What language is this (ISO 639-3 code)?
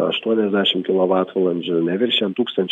lit